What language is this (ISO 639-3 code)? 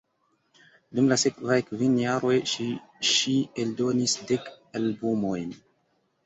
epo